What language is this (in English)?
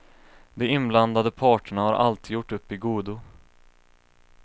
Swedish